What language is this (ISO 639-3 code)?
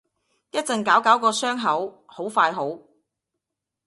yue